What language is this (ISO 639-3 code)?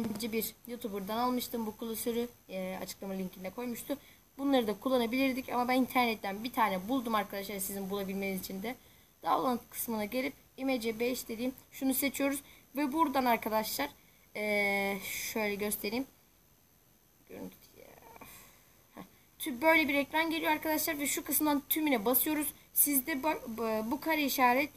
tur